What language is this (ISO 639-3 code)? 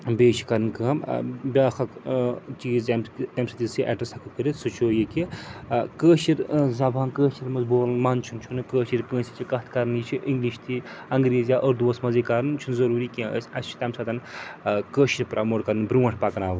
kas